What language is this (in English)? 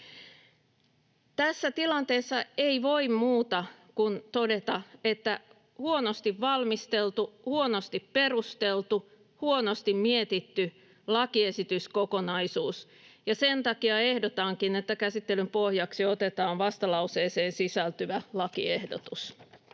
Finnish